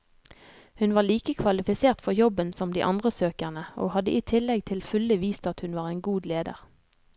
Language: Norwegian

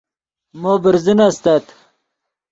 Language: Yidgha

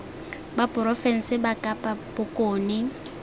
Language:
Tswana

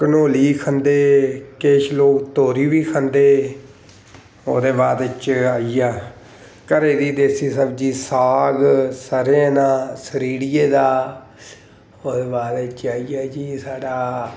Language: Dogri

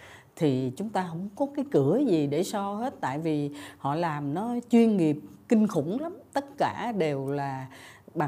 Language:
Vietnamese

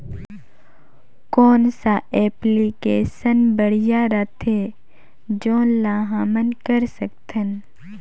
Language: Chhattisgarhi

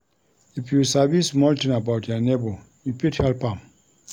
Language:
Nigerian Pidgin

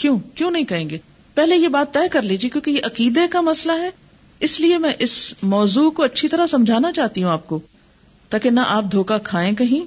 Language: Urdu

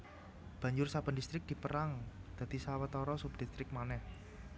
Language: Javanese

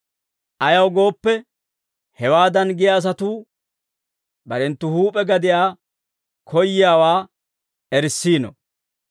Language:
Dawro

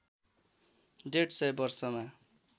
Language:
Nepali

